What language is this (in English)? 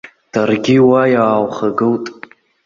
Abkhazian